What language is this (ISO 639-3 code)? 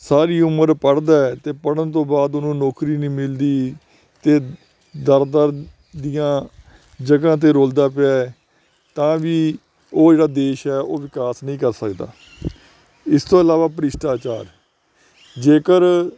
pan